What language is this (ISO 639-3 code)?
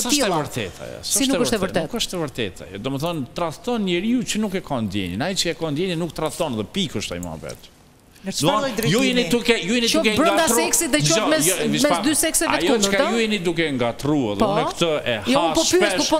ron